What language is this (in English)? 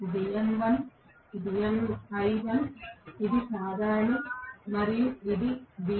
Telugu